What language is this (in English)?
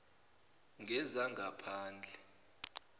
Zulu